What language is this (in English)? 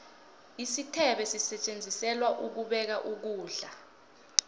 South Ndebele